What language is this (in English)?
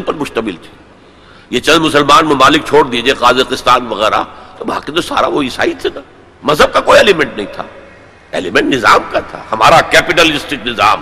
Urdu